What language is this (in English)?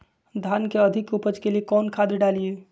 Magahi